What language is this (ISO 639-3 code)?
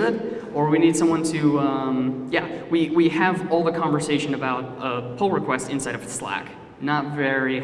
eng